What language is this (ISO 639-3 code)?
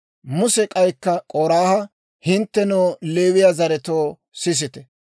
dwr